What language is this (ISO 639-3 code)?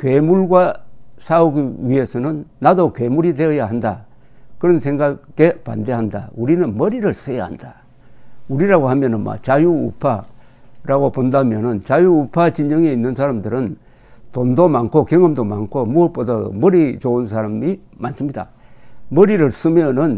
kor